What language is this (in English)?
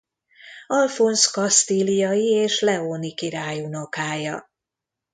Hungarian